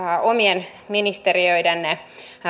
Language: Finnish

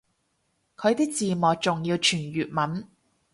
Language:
Cantonese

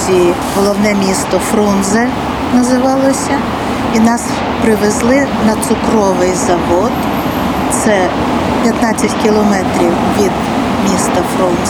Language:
Ukrainian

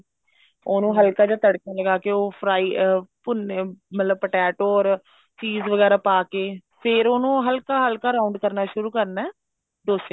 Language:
Punjabi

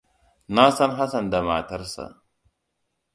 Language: Hausa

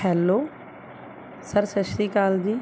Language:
Punjabi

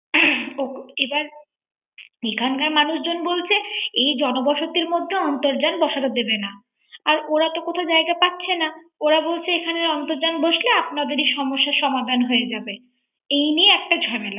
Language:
Bangla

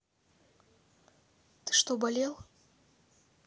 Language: Russian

